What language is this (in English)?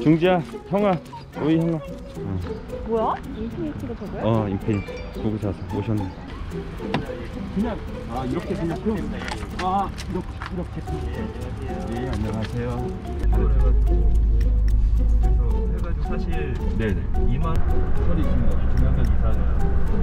Korean